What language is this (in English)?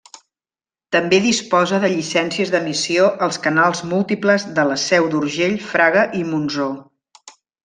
Catalan